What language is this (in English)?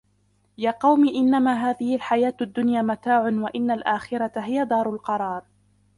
Arabic